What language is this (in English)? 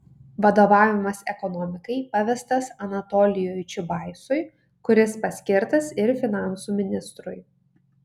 Lithuanian